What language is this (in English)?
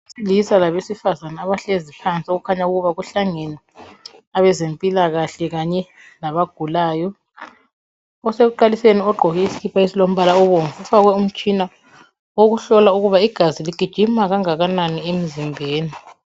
North Ndebele